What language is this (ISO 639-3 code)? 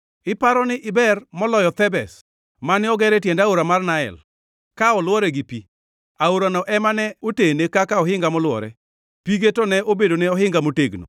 luo